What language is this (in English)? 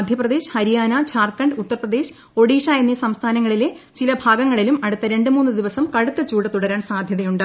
Malayalam